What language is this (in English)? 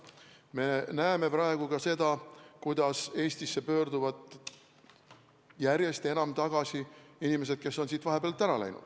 Estonian